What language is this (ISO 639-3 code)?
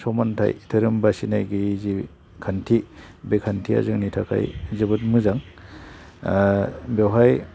brx